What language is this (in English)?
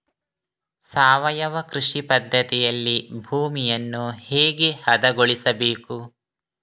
Kannada